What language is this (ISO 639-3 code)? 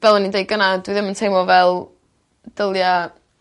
cym